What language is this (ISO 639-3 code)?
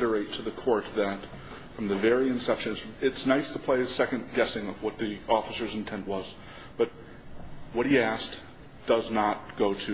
eng